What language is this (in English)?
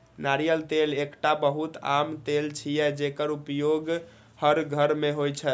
Maithili